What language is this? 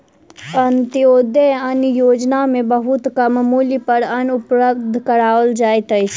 Maithili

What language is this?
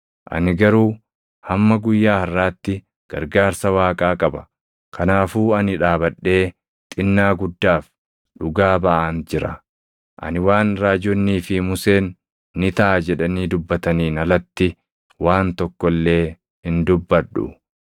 Oromo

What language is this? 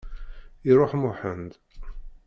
Kabyle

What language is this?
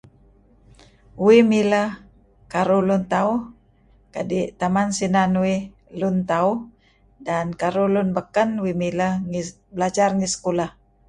Kelabit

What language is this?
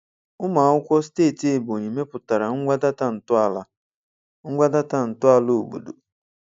Igbo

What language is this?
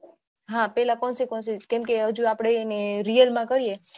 Gujarati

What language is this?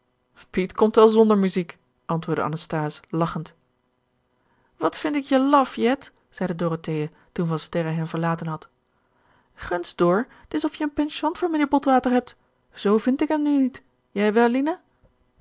Dutch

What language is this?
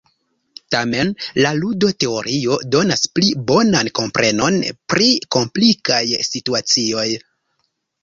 Esperanto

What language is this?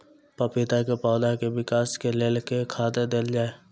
Maithili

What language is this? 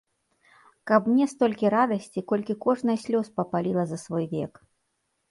Belarusian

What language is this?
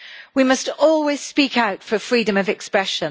English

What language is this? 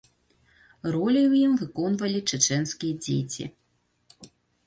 Belarusian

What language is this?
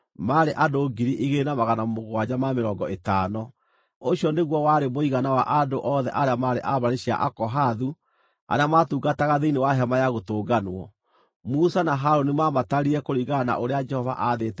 Kikuyu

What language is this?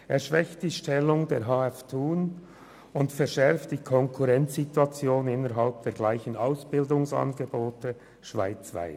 Swiss German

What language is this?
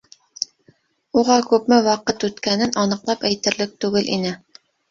Bashkir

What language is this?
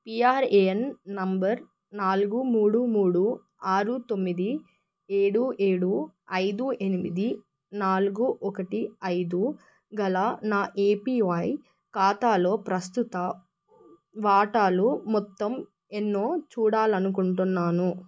Telugu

